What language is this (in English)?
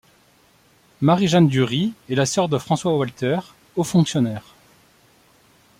French